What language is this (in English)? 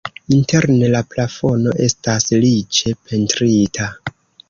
Esperanto